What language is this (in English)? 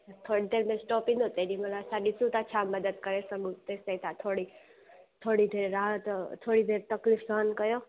Sindhi